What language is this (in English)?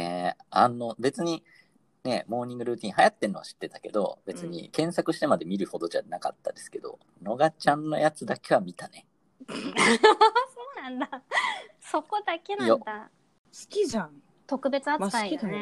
Japanese